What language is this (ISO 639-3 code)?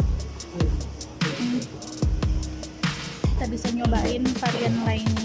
ind